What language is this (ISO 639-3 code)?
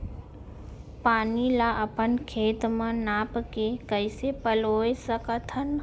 hne